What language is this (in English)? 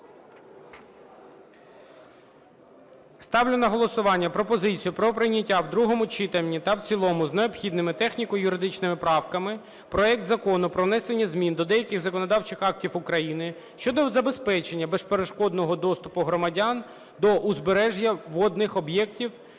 Ukrainian